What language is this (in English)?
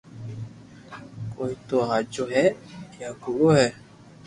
Loarki